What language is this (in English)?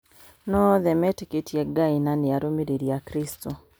Kikuyu